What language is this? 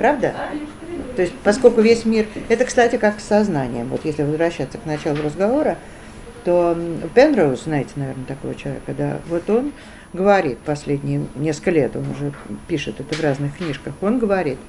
Russian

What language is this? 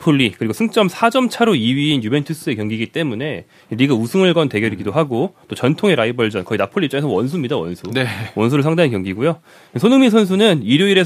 Korean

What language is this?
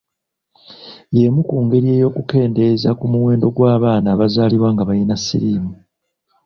Ganda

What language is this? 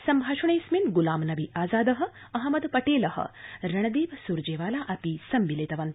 Sanskrit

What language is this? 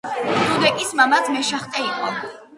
Georgian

